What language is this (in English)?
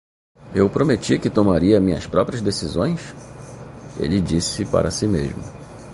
Portuguese